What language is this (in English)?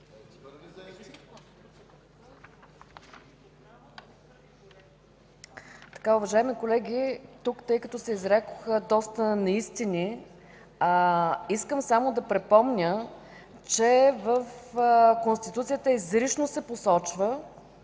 Bulgarian